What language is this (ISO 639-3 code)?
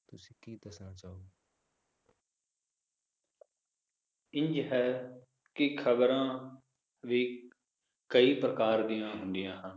pan